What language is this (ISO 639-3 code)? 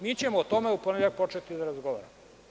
srp